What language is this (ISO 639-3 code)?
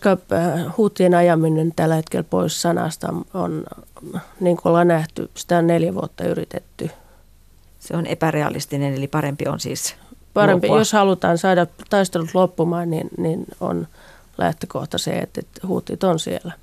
fin